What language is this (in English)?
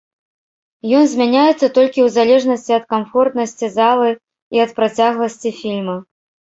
Belarusian